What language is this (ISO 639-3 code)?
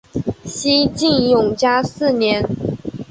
zho